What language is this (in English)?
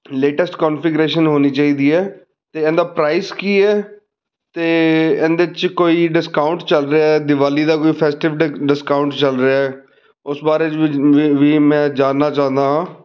Punjabi